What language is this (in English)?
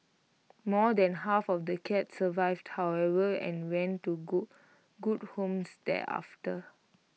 English